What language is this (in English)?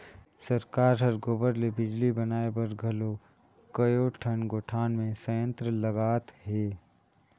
Chhattisgarhi